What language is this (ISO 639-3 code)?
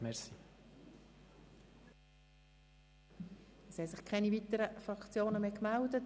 gsw